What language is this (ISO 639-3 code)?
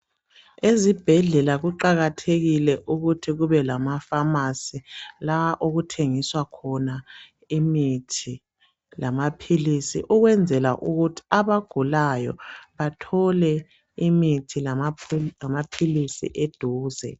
nde